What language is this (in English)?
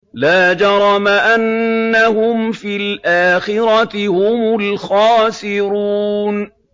Arabic